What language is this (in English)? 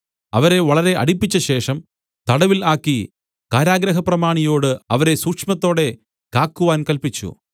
Malayalam